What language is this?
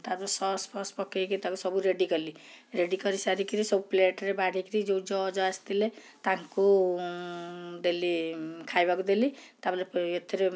Odia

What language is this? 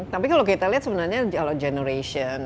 Indonesian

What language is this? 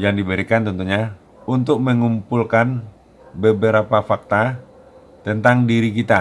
Indonesian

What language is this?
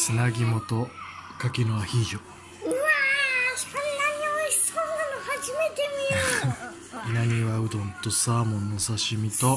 Japanese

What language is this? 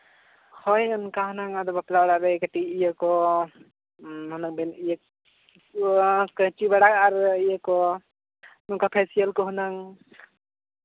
Santali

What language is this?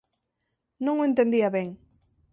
Galician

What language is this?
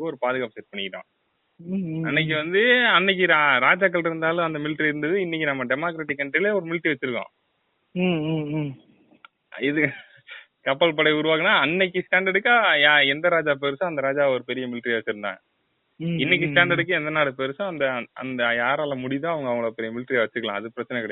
Tamil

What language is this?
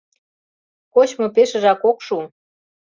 Mari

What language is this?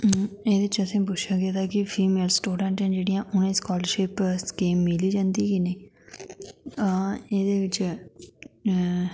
Dogri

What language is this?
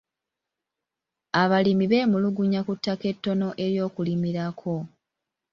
Ganda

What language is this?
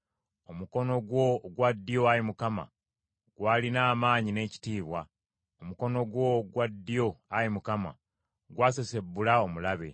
Ganda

